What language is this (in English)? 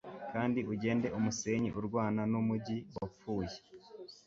Kinyarwanda